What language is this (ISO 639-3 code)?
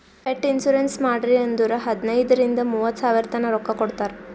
kan